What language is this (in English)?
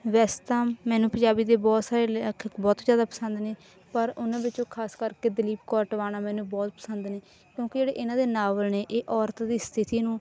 Punjabi